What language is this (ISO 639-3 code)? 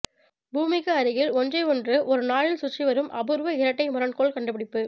tam